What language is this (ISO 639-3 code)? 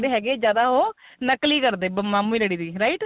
pan